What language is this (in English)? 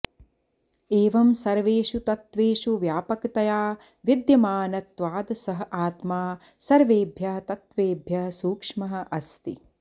Sanskrit